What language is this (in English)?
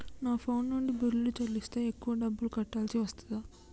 Telugu